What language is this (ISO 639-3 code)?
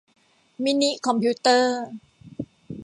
tha